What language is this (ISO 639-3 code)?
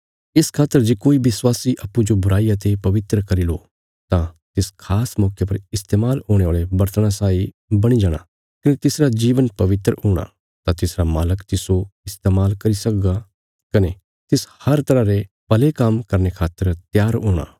kfs